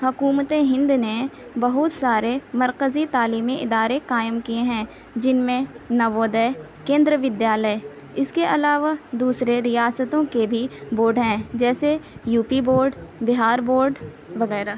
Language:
Urdu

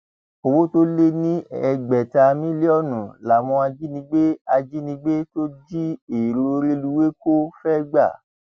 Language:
Yoruba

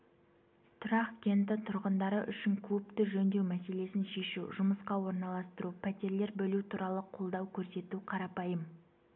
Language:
Kazakh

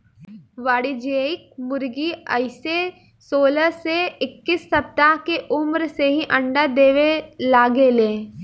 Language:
Bhojpuri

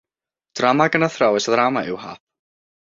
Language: Welsh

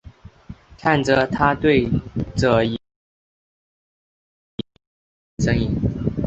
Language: Chinese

